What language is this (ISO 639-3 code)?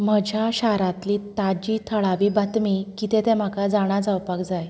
kok